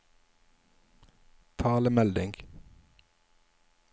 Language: Norwegian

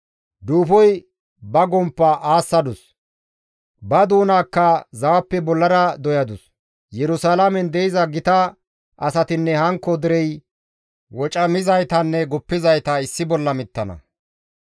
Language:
Gamo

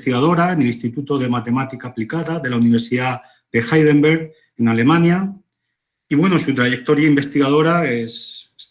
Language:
Spanish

